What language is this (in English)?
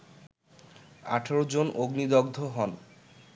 Bangla